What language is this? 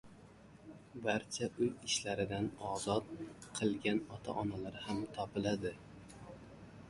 Uzbek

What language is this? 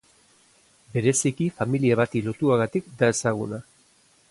Basque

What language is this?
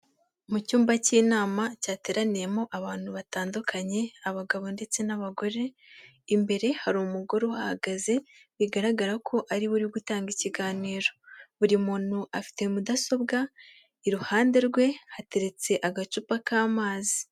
Kinyarwanda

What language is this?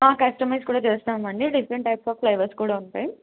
Telugu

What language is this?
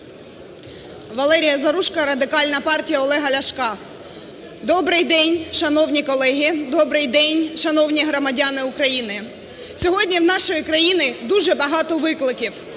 Ukrainian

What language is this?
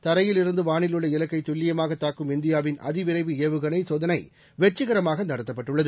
Tamil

